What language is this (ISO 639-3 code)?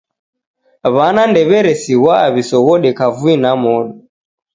dav